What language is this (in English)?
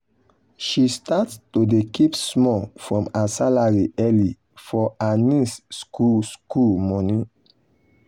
Nigerian Pidgin